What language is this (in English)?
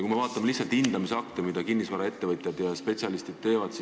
Estonian